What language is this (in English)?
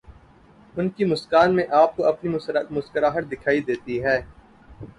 Urdu